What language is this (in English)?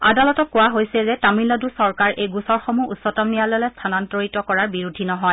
Assamese